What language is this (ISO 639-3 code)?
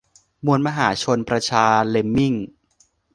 tha